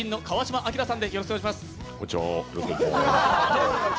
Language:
Japanese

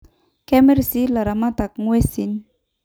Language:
Masai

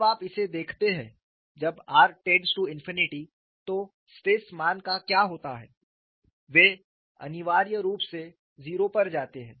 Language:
Hindi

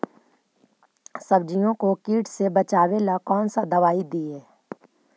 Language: Magahi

